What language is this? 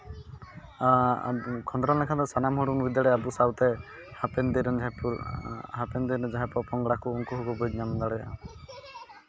Santali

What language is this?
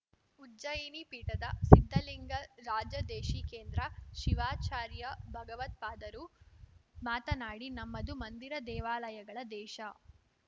Kannada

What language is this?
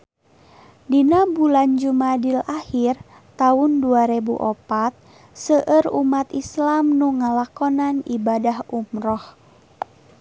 Sundanese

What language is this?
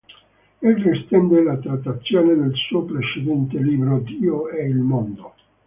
Italian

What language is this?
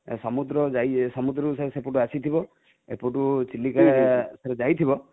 Odia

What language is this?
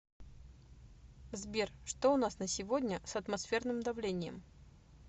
Russian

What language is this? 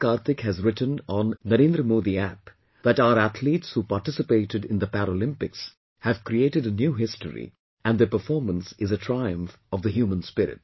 English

